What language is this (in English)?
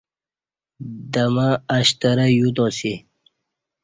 Kati